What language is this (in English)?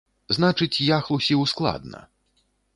Belarusian